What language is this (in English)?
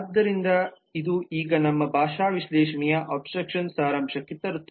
Kannada